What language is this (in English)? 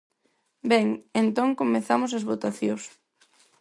Galician